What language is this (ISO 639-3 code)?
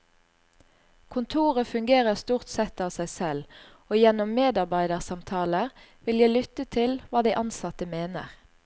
nor